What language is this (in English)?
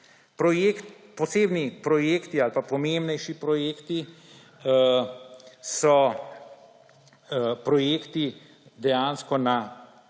Slovenian